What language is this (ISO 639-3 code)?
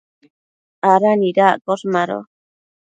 mcf